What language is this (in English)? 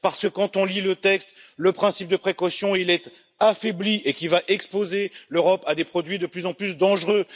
French